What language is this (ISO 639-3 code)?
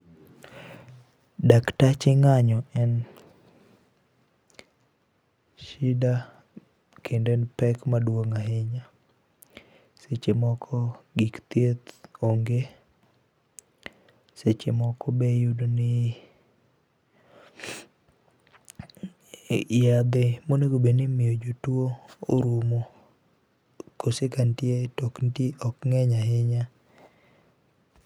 luo